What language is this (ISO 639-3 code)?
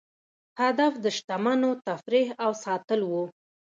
pus